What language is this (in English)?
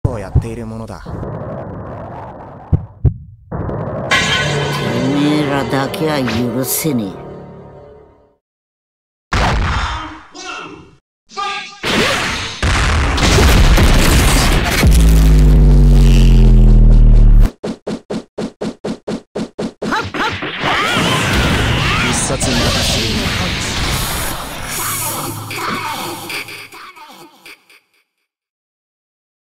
Japanese